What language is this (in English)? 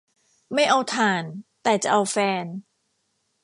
Thai